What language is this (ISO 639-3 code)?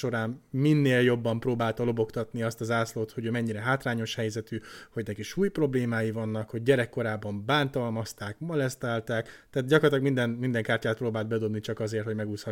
hun